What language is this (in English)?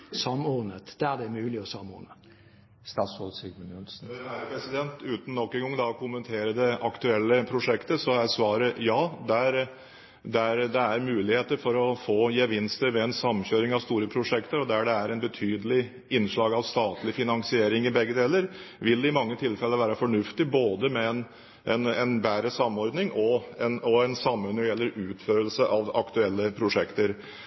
Norwegian Bokmål